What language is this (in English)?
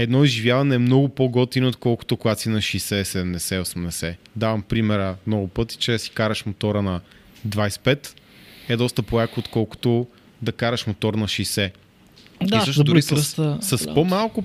Bulgarian